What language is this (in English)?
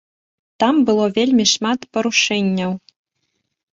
Belarusian